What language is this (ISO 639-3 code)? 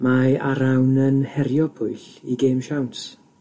cym